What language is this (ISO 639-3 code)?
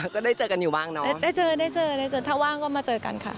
tha